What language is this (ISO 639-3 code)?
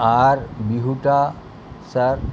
ben